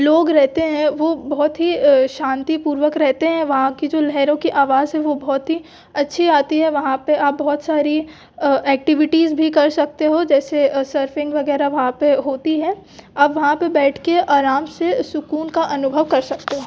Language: Hindi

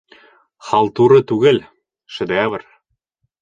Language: Bashkir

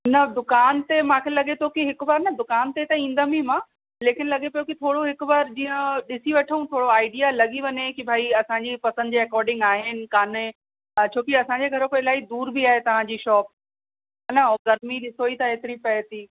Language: Sindhi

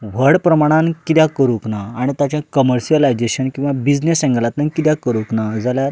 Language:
Konkani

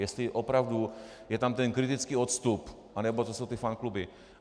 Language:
Czech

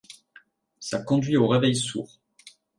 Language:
French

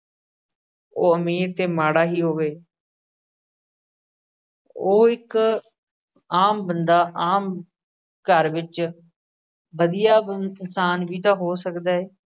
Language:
Punjabi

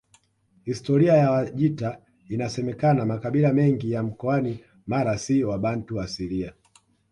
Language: Swahili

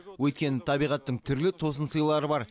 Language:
Kazakh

